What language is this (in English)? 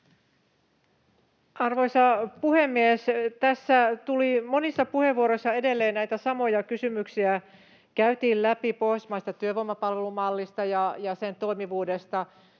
Finnish